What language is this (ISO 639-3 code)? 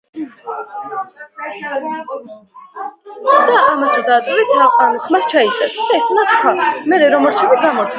kat